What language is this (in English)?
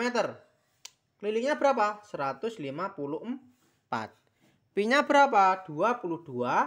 Indonesian